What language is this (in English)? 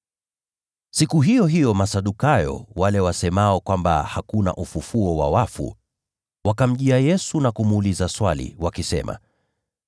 Swahili